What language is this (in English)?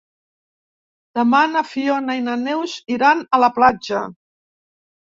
Catalan